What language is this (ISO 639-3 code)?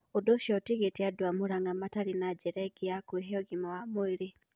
kik